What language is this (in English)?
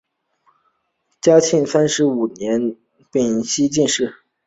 Chinese